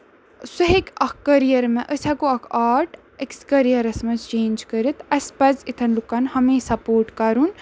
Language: Kashmiri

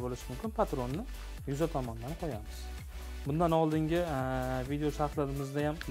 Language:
Turkish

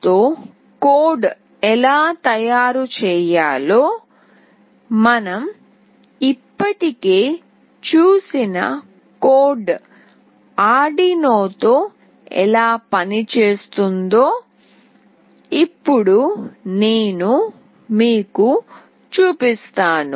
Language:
Telugu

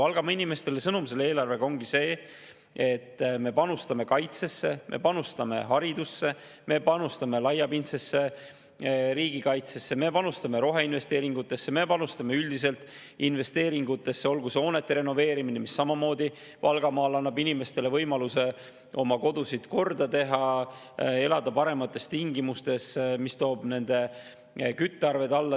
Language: Estonian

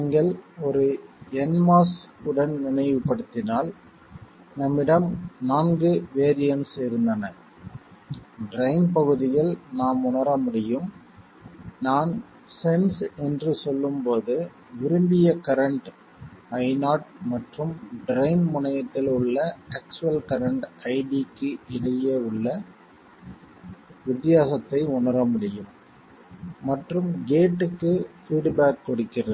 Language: Tamil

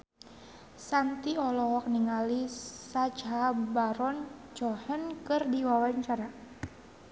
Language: Sundanese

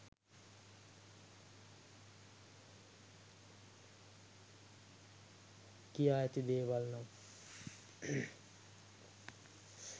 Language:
Sinhala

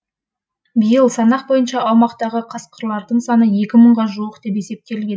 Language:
Kazakh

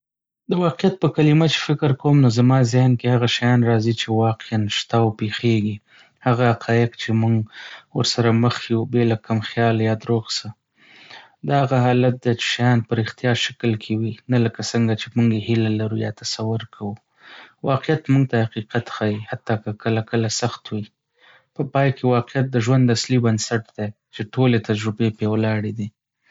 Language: Pashto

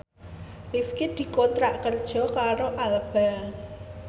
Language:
Javanese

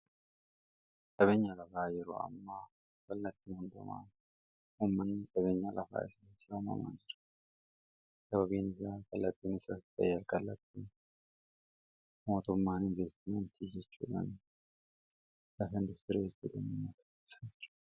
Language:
Oromo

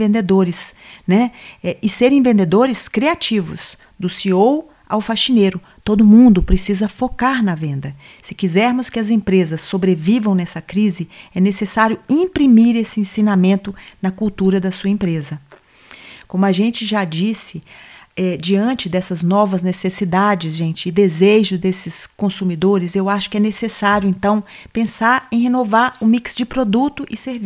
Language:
Portuguese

